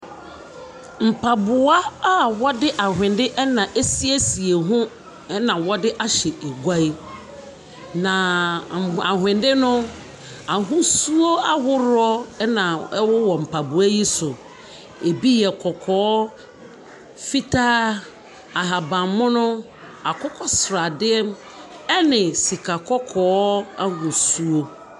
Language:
Akan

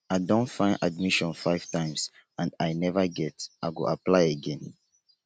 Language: Nigerian Pidgin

